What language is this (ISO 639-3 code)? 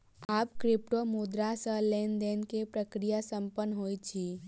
mai